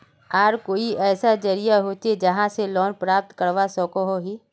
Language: Magahi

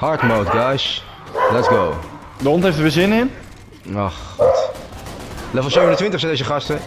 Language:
Dutch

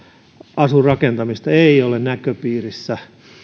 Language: Finnish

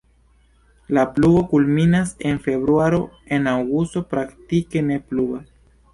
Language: Esperanto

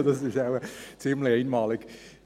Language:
Swiss German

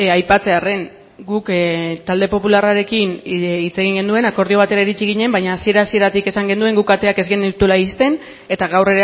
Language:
Basque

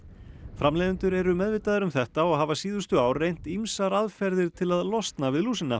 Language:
Icelandic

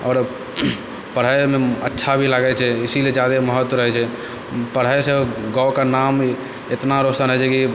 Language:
Maithili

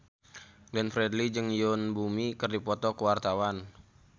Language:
Sundanese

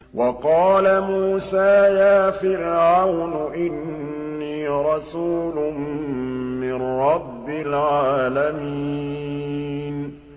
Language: Arabic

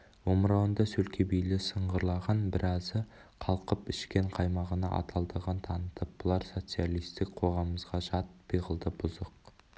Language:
Kazakh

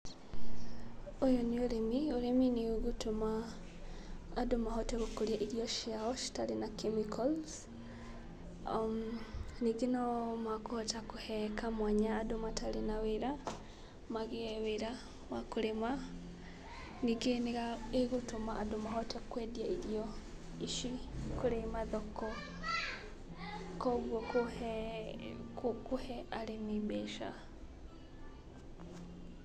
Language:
Kikuyu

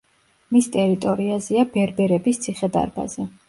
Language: Georgian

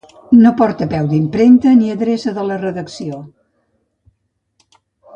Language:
Catalan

